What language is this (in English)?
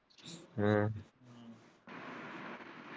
Punjabi